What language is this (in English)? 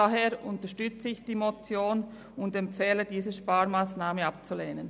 Swiss German